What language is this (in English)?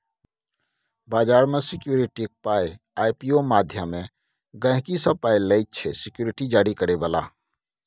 Maithili